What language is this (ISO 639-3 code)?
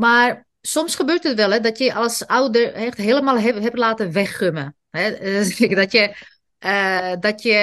nld